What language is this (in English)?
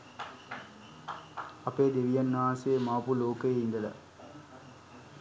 Sinhala